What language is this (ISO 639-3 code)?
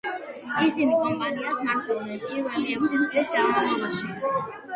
kat